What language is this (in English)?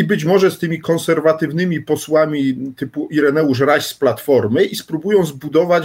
Polish